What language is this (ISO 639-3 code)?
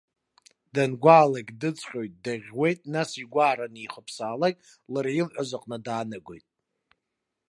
abk